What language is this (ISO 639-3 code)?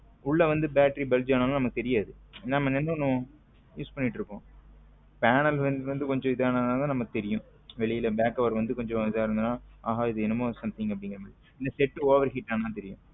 tam